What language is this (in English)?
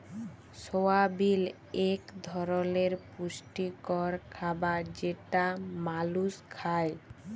Bangla